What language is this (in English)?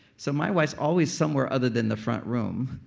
English